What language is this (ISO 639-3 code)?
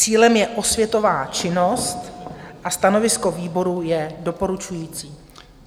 ces